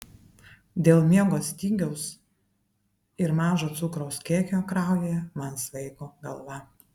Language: Lithuanian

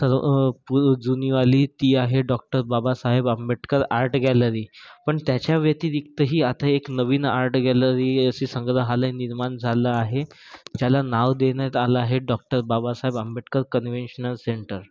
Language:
Marathi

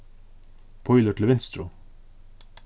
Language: Faroese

